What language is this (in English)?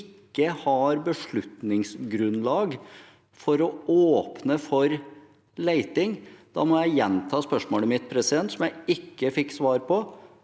Norwegian